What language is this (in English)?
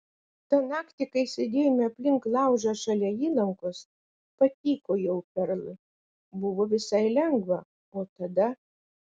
Lithuanian